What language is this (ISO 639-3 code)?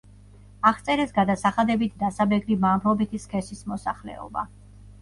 kat